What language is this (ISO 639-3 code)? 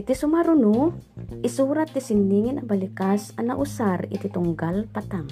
fil